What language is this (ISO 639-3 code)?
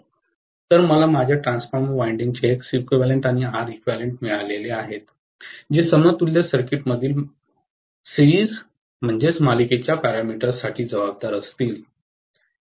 mar